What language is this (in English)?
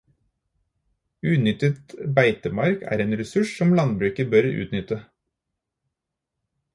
Norwegian Bokmål